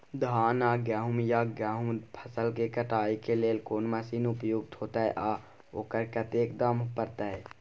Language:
Maithili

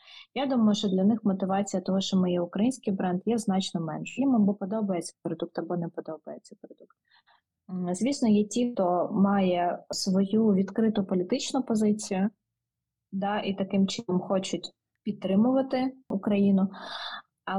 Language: Ukrainian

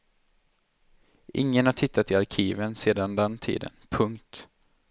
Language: Swedish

